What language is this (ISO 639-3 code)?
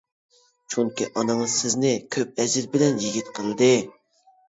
uig